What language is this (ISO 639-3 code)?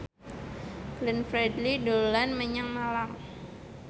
jav